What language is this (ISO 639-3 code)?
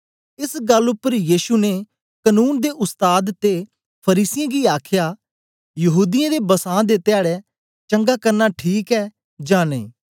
doi